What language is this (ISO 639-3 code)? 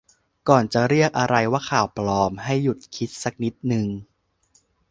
tha